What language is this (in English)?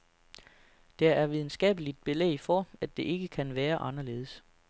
Danish